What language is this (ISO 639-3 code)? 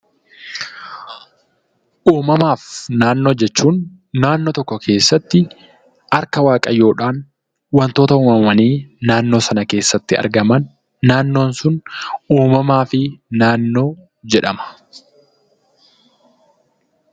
orm